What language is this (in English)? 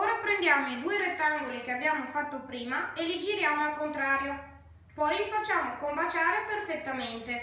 Italian